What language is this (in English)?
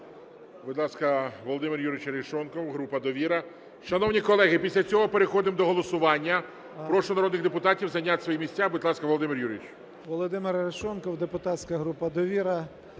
Ukrainian